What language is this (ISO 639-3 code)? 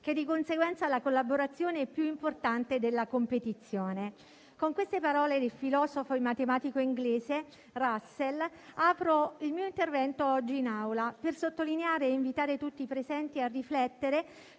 ita